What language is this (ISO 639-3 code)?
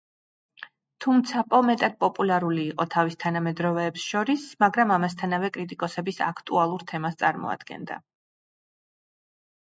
kat